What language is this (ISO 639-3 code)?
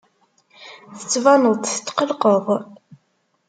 kab